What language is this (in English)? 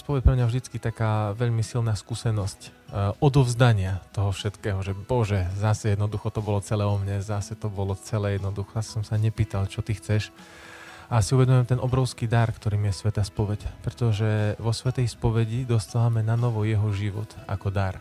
Slovak